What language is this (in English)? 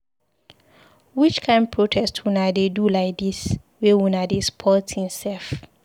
Nigerian Pidgin